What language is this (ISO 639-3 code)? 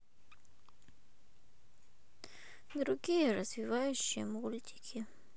rus